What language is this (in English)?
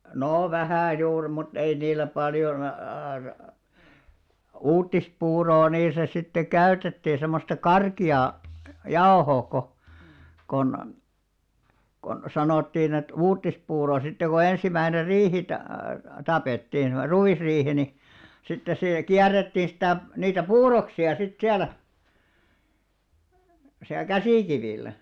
Finnish